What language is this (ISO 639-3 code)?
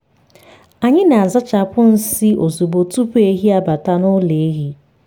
ibo